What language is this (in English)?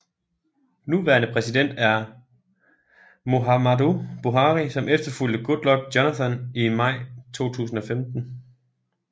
Danish